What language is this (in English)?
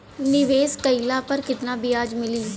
Bhojpuri